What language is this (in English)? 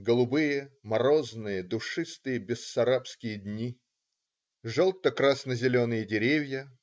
Russian